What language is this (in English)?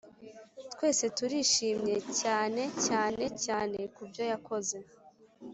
Kinyarwanda